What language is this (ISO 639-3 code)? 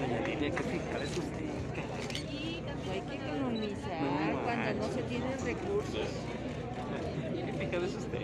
spa